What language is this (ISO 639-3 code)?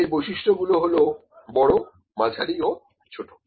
ben